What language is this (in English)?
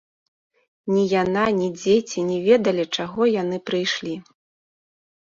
Belarusian